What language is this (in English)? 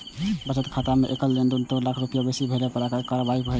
Maithili